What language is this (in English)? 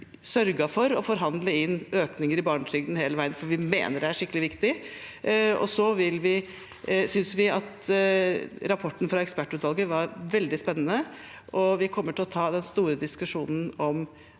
Norwegian